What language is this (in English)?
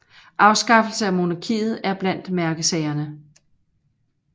Danish